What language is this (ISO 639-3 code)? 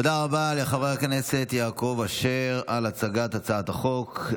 heb